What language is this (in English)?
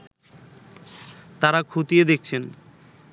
Bangla